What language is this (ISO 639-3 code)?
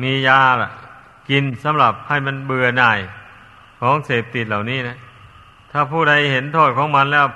tha